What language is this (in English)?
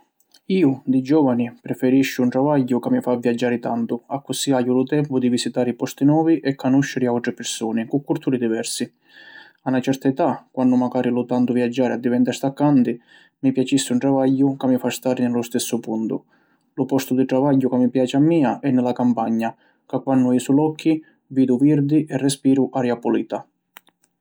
Sicilian